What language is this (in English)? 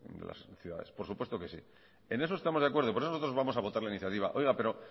Spanish